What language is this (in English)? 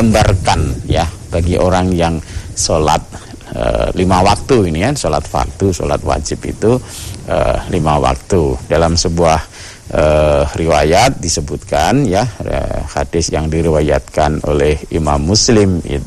Indonesian